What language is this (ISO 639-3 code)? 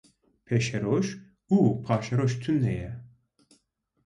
kur